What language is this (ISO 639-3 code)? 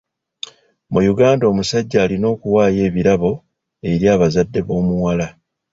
lug